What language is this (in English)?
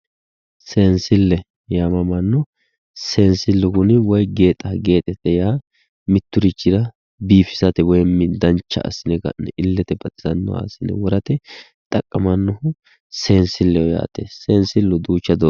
Sidamo